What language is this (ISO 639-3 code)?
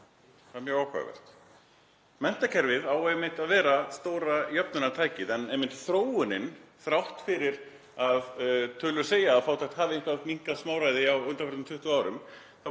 isl